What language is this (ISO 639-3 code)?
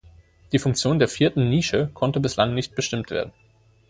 deu